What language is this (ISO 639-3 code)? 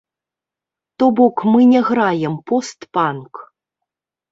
bel